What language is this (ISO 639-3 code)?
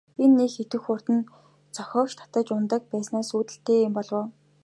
mon